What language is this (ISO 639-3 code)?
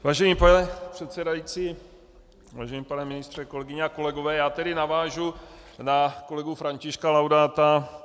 ces